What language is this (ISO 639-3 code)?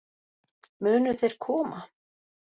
isl